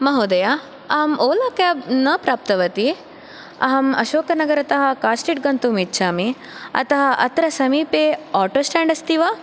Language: Sanskrit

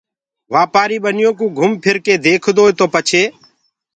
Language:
Gurgula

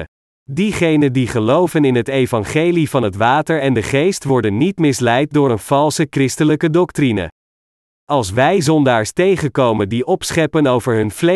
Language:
Dutch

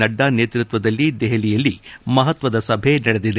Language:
Kannada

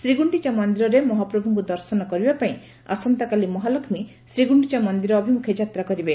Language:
Odia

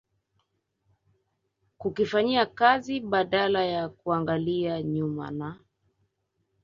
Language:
Swahili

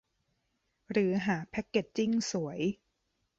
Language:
Thai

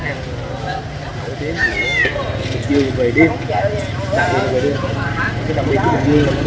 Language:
Vietnamese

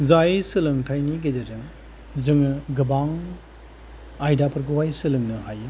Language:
Bodo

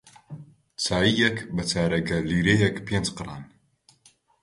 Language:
Central Kurdish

